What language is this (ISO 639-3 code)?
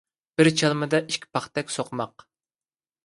uig